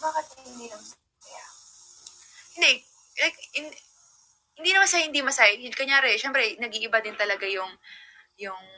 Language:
Filipino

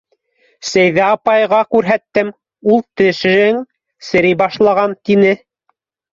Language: Bashkir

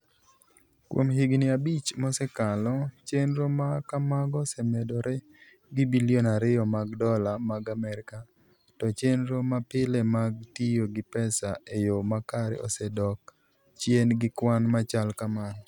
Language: Luo (Kenya and Tanzania)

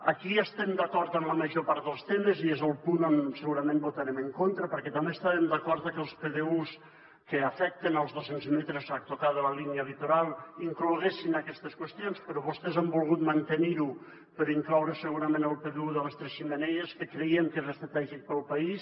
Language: Catalan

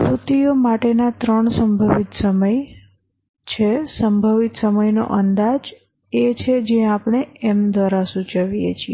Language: Gujarati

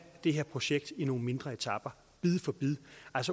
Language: Danish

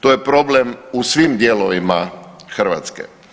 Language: Croatian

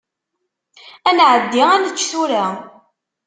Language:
Kabyle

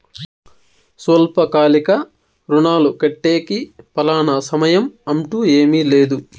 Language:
Telugu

